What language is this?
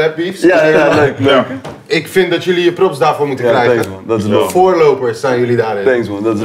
Dutch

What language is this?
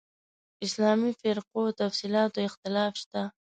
Pashto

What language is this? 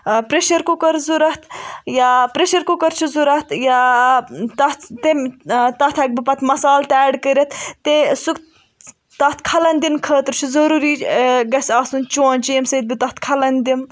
Kashmiri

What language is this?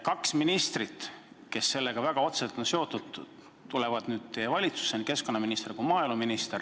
Estonian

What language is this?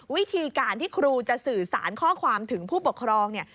Thai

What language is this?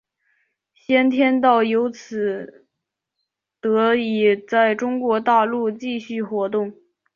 Chinese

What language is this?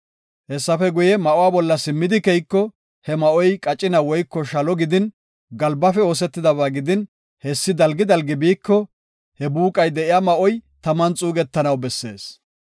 Gofa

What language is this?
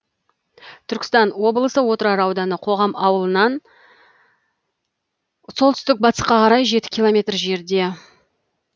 Kazakh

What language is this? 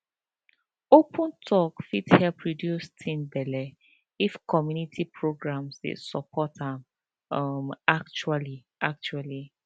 Nigerian Pidgin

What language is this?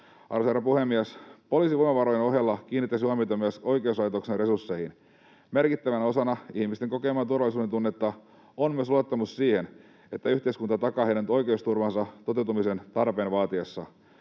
Finnish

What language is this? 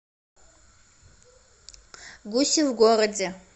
Russian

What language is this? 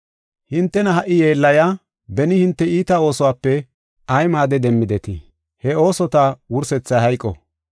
Gofa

